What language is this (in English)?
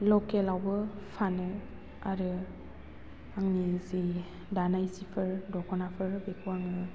Bodo